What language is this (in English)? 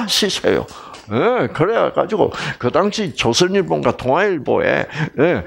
Korean